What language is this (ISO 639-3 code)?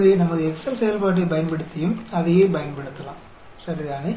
tam